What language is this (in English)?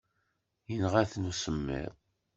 Kabyle